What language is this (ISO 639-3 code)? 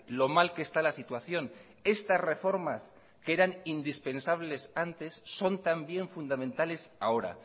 spa